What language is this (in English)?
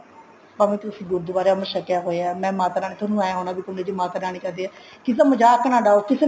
Punjabi